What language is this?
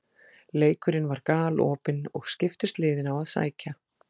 Icelandic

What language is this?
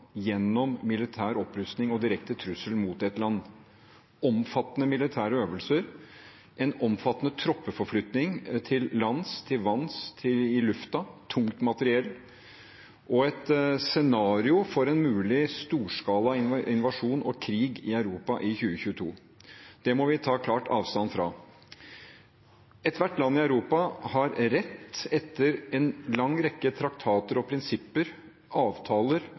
Norwegian Bokmål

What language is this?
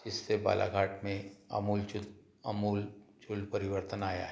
Hindi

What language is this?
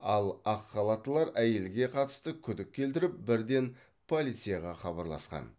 Kazakh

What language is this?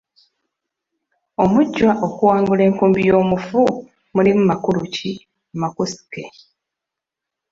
Ganda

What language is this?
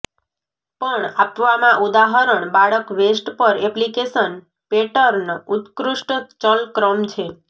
Gujarati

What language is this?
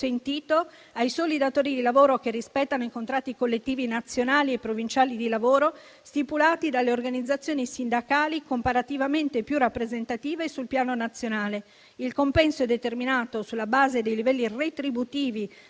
Italian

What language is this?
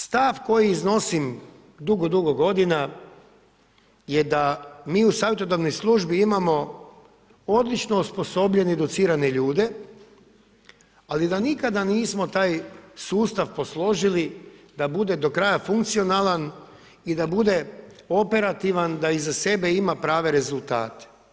Croatian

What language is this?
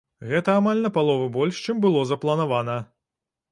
Belarusian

